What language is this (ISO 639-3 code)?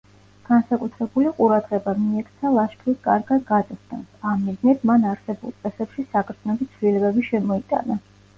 kat